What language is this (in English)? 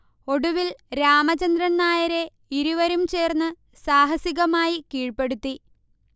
Malayalam